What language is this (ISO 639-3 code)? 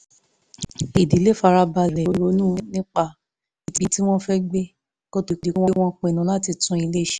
yor